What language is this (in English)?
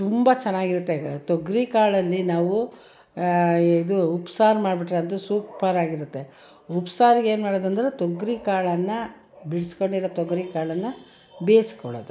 Kannada